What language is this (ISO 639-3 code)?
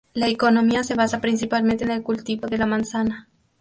spa